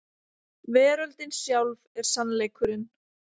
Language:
Icelandic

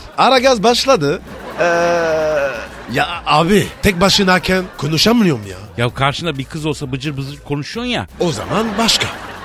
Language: Turkish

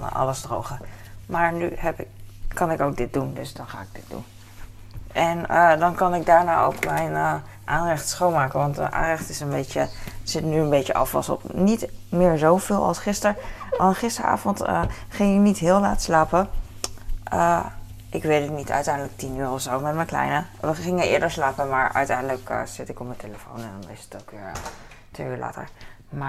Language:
Dutch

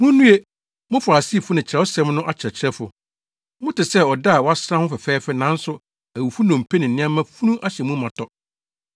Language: Akan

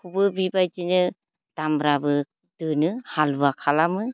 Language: Bodo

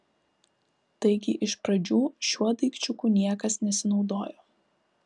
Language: Lithuanian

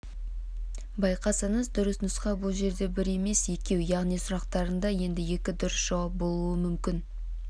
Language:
Kazakh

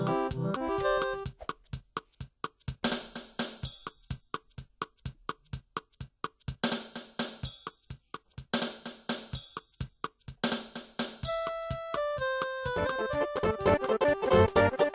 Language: Japanese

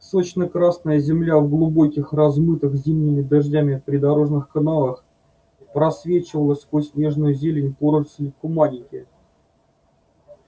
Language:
Russian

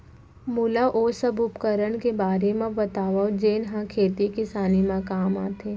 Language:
Chhattisgarhi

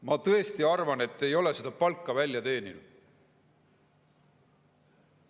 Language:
Estonian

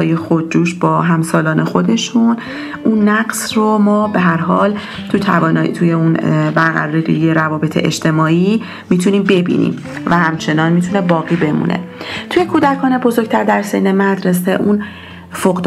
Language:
Persian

